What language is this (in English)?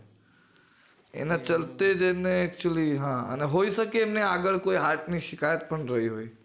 Gujarati